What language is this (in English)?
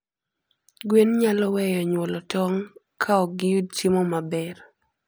Luo (Kenya and Tanzania)